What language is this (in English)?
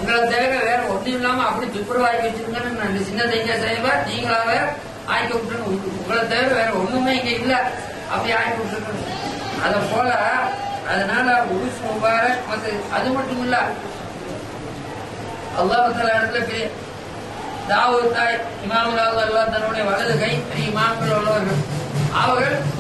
Tamil